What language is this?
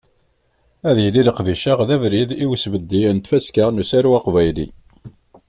Kabyle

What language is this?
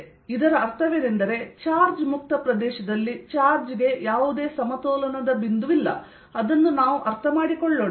Kannada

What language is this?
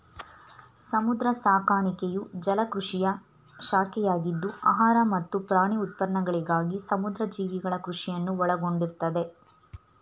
Kannada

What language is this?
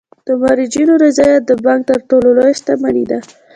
Pashto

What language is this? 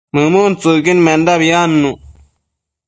Matsés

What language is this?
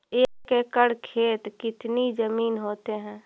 Magahi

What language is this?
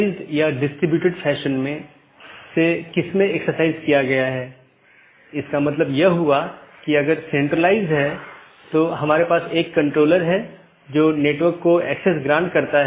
Hindi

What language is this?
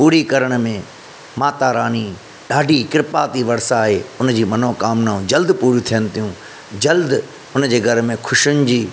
Sindhi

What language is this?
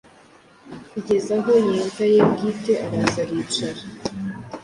Kinyarwanda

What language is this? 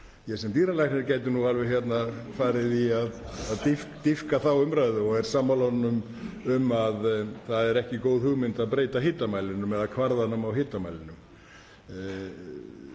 Icelandic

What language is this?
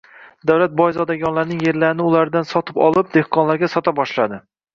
Uzbek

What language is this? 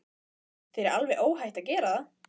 Icelandic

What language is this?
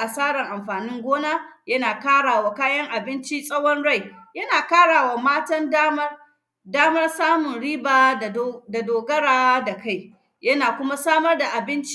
Hausa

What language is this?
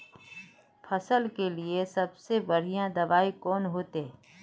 Magahi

